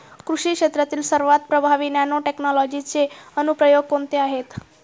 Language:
Marathi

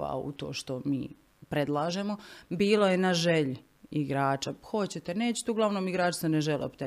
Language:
Croatian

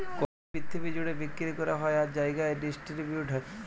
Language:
Bangla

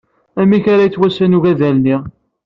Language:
Kabyle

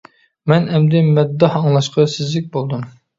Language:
Uyghur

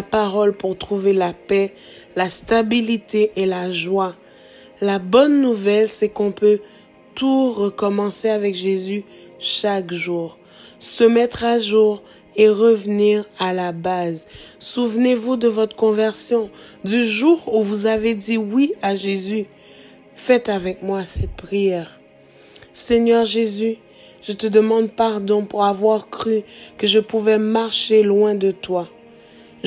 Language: French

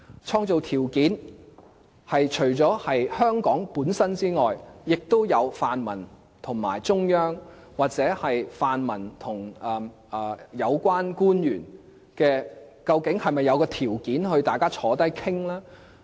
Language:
Cantonese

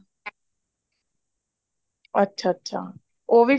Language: Punjabi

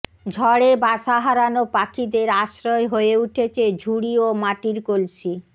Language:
Bangla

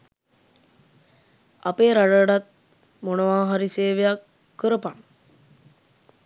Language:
Sinhala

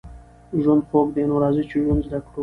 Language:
Pashto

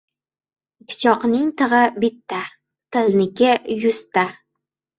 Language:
Uzbek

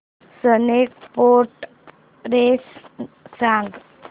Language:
Marathi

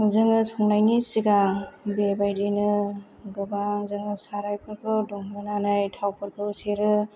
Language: Bodo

